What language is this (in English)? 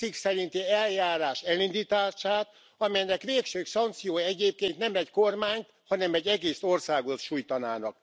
Hungarian